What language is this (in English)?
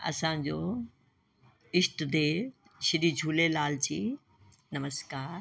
Sindhi